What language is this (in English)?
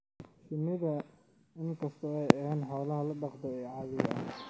Somali